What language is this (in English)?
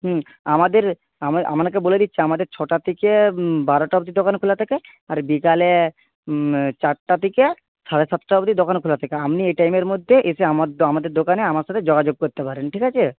Bangla